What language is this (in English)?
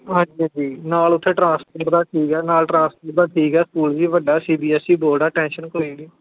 Punjabi